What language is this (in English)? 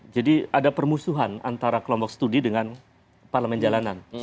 Indonesian